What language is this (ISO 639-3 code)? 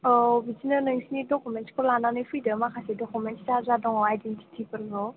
brx